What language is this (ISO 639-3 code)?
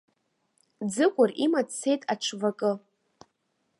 abk